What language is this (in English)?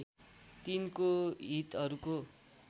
Nepali